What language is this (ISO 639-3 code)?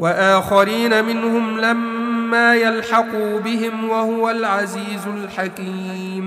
ara